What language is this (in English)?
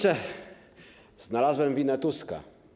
Polish